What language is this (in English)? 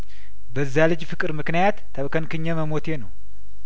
Amharic